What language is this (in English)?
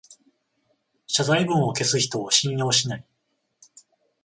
Japanese